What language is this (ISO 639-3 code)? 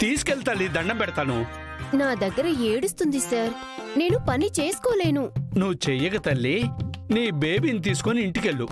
tel